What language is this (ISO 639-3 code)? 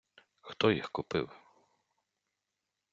ukr